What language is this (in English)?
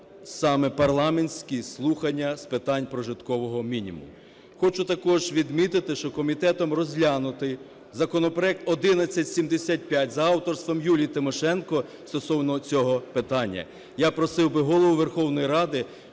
Ukrainian